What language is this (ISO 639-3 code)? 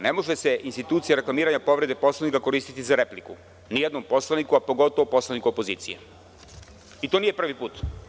srp